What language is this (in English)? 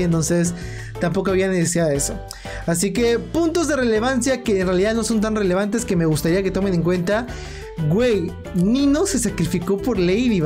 Spanish